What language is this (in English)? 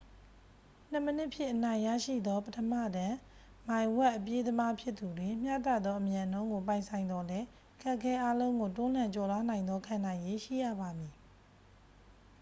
Burmese